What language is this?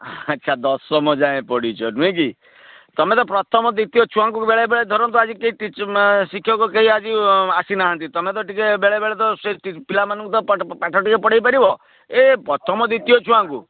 Odia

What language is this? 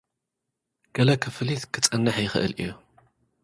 Tigrinya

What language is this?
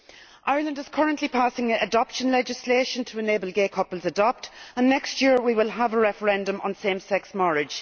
English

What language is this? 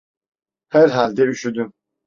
Turkish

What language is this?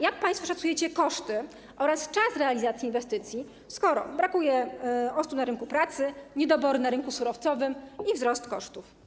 Polish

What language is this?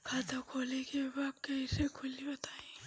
Bhojpuri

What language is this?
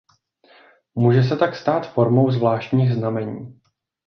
Czech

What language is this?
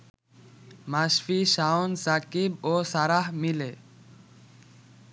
Bangla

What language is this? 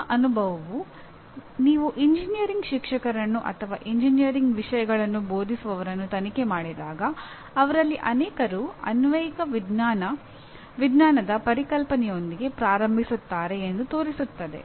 Kannada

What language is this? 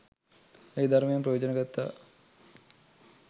Sinhala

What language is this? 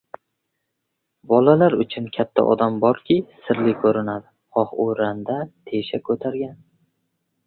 Uzbek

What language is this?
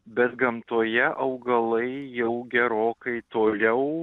Lithuanian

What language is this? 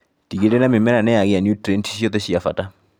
Kikuyu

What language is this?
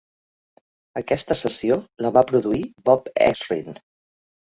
Catalan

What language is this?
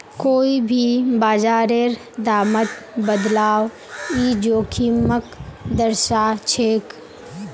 Magahi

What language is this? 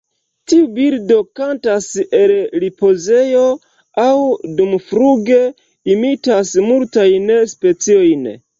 Esperanto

